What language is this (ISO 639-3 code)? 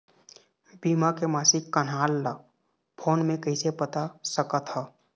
hne